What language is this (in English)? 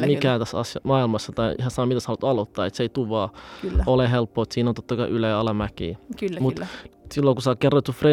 Finnish